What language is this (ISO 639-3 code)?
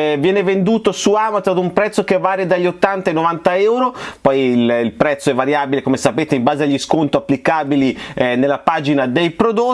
ita